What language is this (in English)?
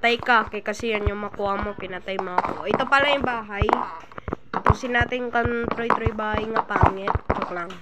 Filipino